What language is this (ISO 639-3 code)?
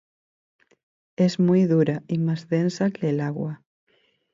spa